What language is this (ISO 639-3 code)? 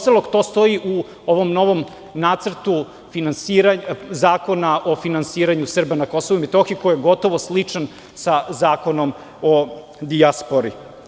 srp